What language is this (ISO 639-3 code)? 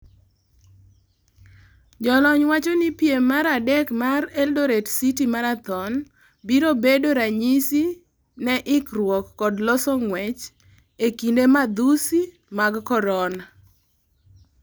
luo